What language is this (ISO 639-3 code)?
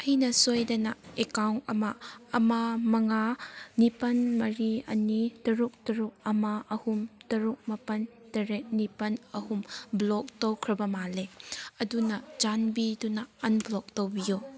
mni